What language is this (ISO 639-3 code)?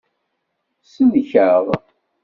kab